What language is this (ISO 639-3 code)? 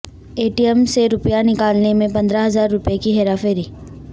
urd